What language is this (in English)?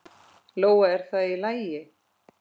Icelandic